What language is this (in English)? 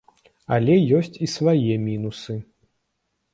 Belarusian